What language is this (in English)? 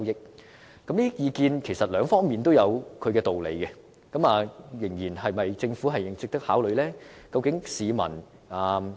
Cantonese